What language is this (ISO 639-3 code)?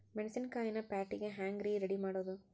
kan